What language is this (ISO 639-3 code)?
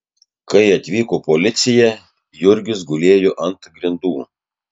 lit